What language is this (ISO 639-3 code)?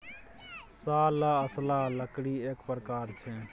mai